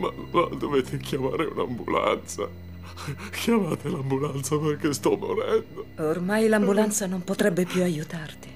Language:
Italian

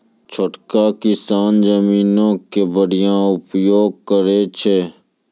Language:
Maithili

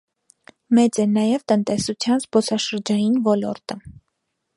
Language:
Armenian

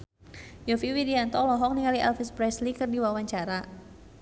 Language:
Sundanese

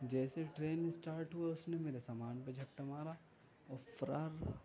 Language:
Urdu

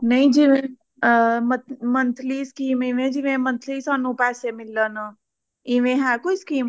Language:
Punjabi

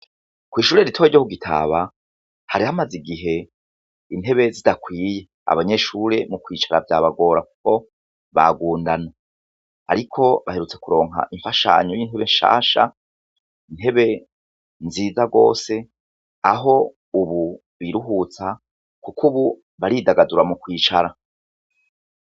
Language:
Rundi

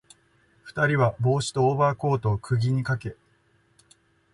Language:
Japanese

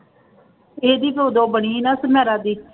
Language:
Punjabi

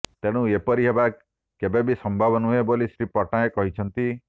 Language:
Odia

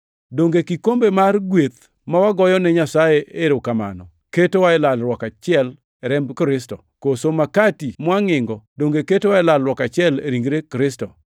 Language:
Luo (Kenya and Tanzania)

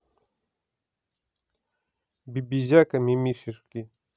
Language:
Russian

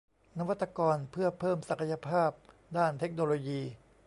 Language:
Thai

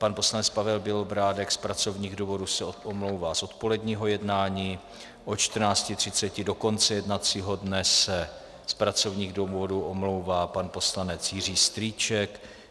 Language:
Czech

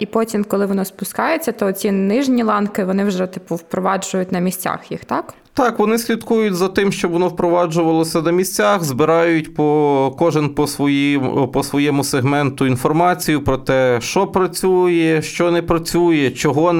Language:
Ukrainian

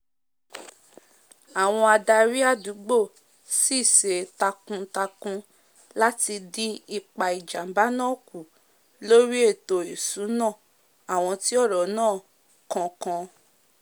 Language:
Yoruba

